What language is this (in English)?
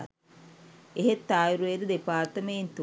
Sinhala